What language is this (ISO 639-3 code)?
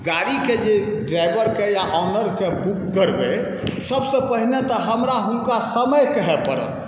mai